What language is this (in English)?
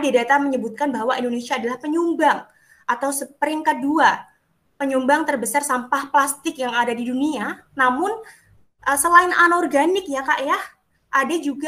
Indonesian